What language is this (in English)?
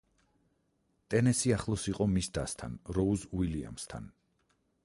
Georgian